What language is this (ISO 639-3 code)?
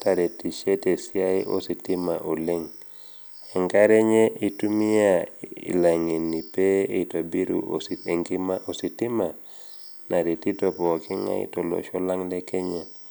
mas